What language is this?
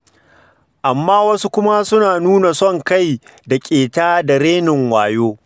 Hausa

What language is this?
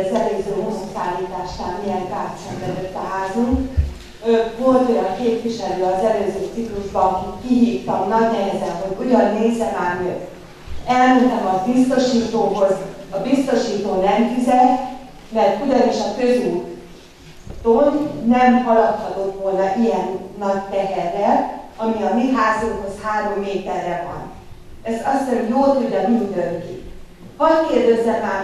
Hungarian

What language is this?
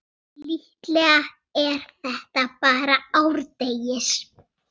Icelandic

